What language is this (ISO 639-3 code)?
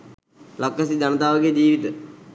sin